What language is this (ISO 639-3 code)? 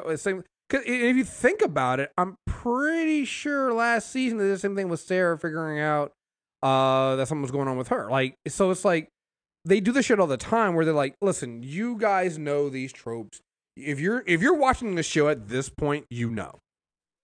eng